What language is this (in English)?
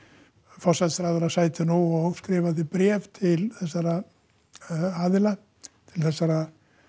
Icelandic